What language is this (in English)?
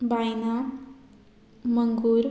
Konkani